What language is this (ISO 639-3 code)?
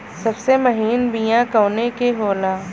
bho